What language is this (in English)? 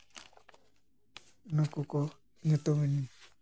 Santali